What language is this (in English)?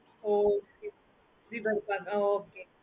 Tamil